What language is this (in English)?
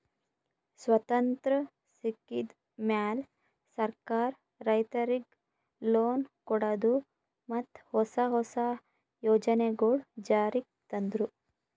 Kannada